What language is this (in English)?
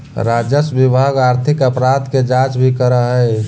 Magahi